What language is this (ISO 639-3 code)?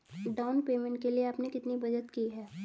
hin